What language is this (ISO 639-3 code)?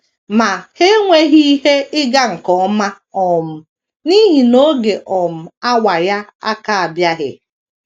ibo